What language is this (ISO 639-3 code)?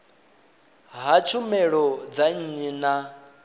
ven